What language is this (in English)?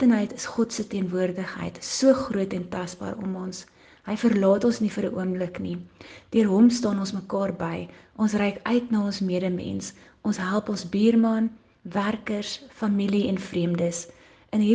Dutch